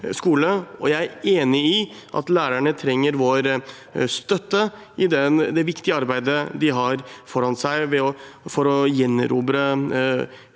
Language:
Norwegian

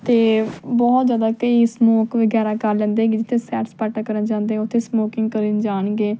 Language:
Punjabi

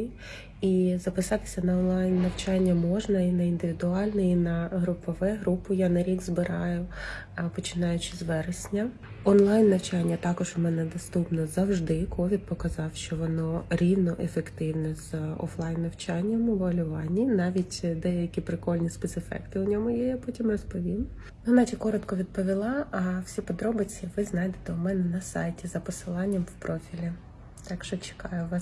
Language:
Ukrainian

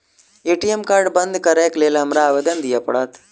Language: Maithili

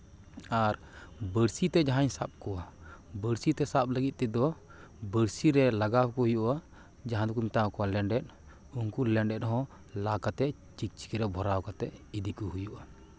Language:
Santali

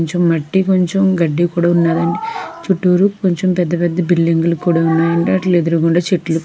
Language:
Telugu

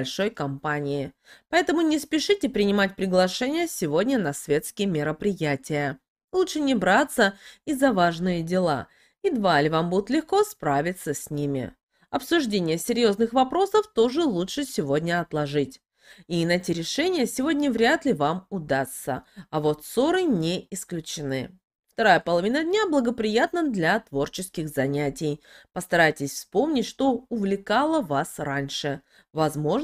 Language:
Russian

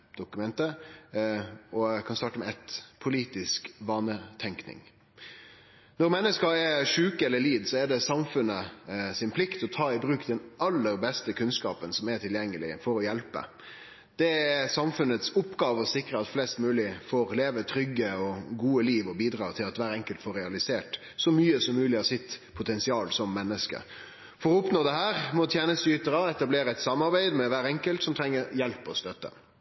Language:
Norwegian Nynorsk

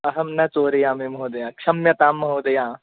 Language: Sanskrit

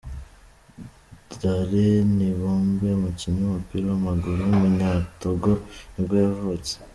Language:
Kinyarwanda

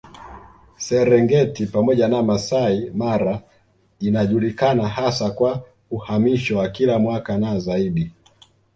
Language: Swahili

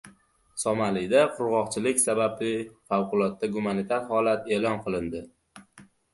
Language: Uzbek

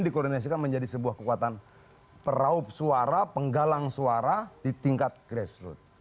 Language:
Indonesian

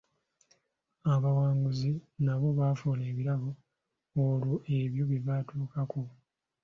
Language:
Ganda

